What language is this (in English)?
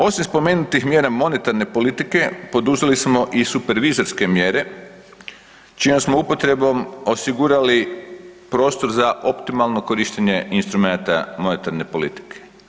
Croatian